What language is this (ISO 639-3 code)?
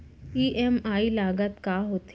hne